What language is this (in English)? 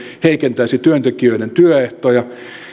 Finnish